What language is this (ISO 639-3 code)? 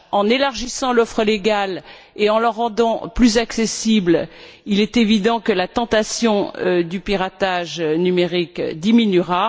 fra